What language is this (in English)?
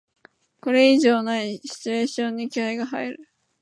Japanese